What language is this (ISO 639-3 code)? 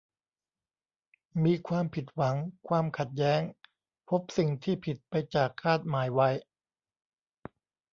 tha